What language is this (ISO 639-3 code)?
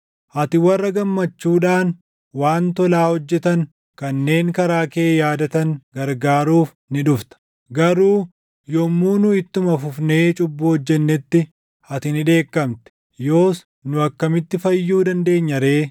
orm